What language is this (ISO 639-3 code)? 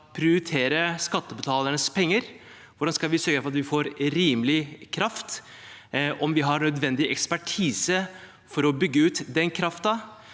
nor